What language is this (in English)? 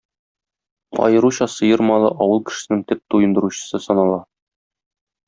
Tatar